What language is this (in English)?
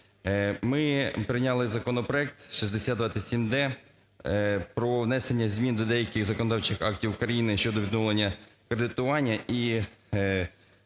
Ukrainian